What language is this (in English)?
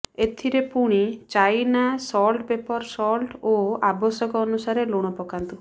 Odia